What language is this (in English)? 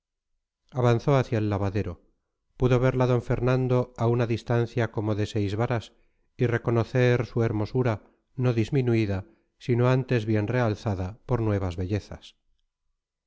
Spanish